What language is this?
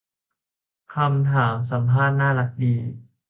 Thai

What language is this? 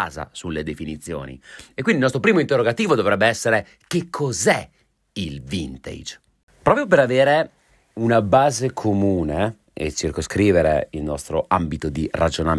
Italian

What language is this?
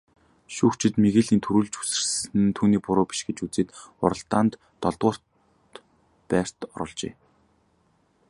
Mongolian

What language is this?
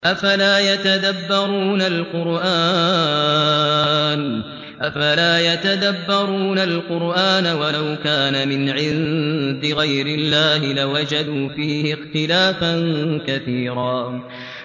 Arabic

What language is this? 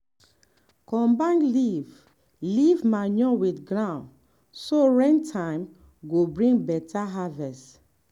Nigerian Pidgin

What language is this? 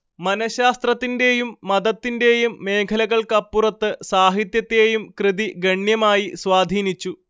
Malayalam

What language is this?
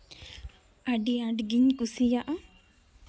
Santali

